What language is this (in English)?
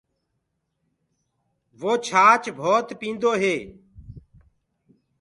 Gurgula